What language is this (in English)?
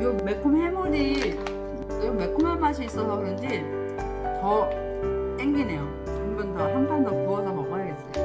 Korean